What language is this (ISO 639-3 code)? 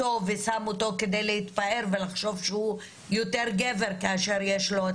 heb